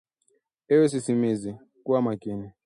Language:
Swahili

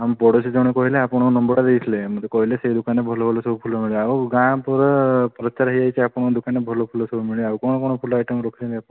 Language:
Odia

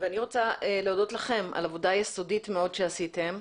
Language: Hebrew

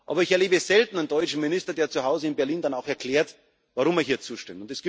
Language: German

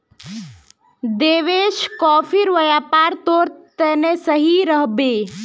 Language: Magahi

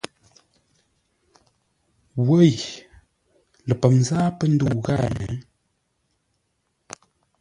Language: Ngombale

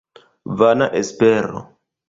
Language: Esperanto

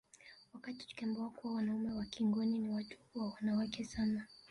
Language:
Swahili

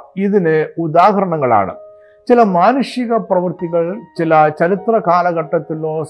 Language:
Malayalam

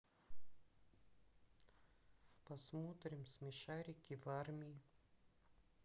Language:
Russian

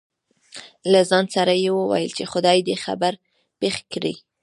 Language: Pashto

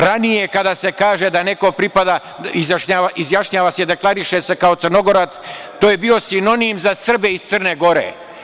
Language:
Serbian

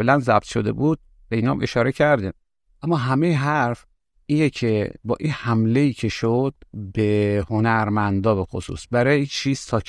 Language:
Persian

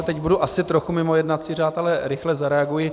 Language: Czech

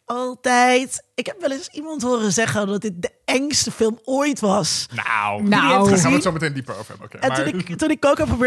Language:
Dutch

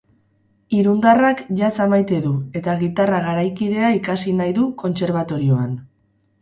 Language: Basque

